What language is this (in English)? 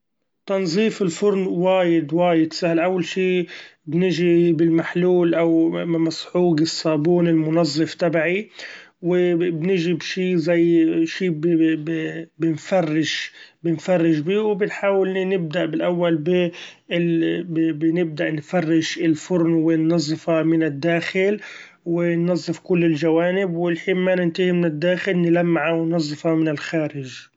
Gulf Arabic